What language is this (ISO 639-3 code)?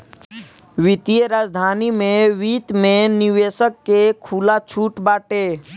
bho